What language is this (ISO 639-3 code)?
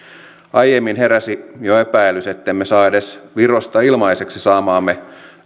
fin